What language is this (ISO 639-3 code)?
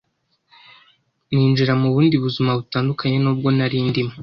kin